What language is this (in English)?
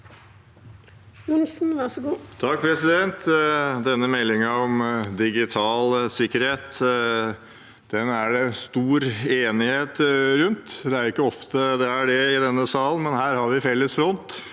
Norwegian